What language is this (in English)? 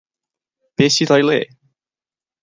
Welsh